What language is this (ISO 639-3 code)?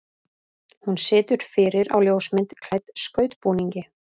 isl